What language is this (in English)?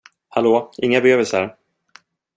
Swedish